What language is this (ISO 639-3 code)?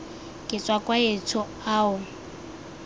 tsn